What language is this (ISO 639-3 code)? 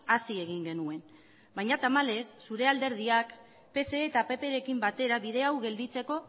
eus